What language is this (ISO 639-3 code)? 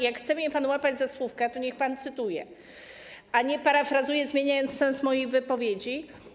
pol